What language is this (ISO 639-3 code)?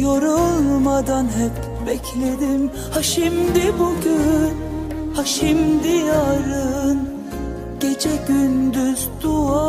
tur